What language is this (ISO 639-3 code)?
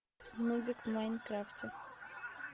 rus